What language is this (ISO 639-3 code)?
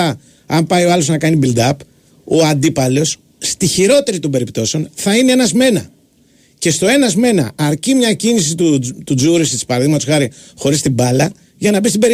ell